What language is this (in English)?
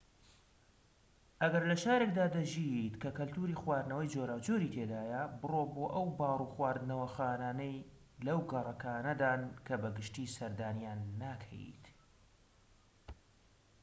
Central Kurdish